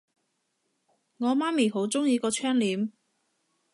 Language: Cantonese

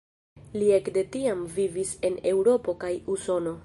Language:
Esperanto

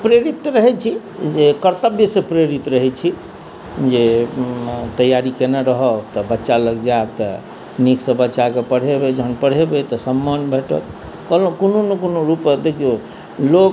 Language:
Maithili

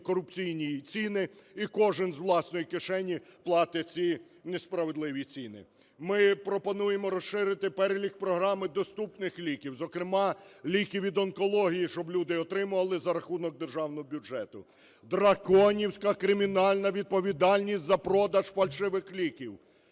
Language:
Ukrainian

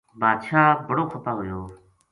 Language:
Gujari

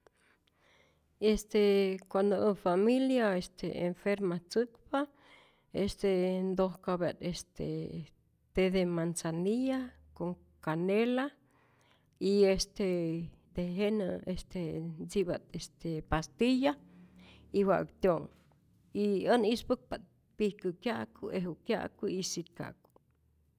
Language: Rayón Zoque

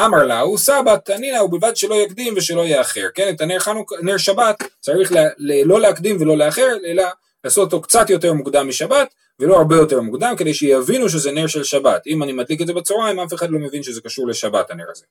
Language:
Hebrew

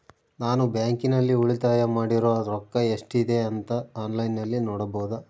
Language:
Kannada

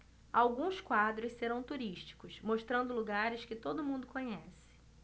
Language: Portuguese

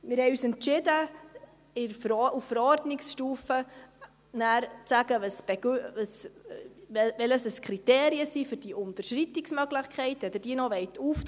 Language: Swiss German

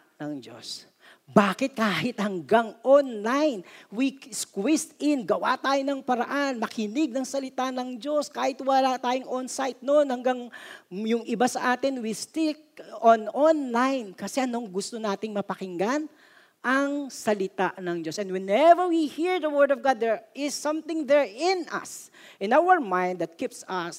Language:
Filipino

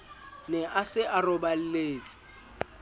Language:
Southern Sotho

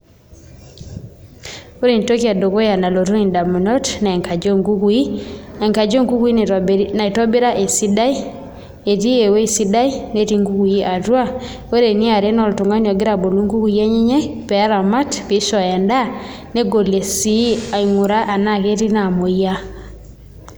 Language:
Masai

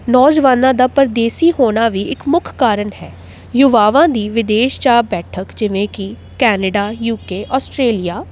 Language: Punjabi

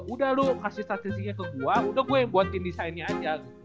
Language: Indonesian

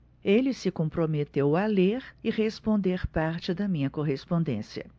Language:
Portuguese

